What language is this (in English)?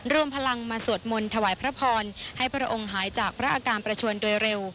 Thai